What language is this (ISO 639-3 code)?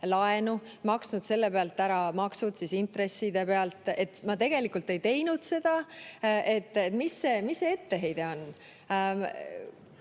est